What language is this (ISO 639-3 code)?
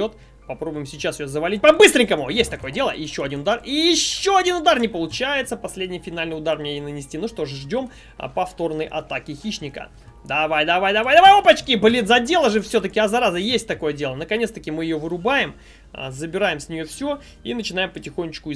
rus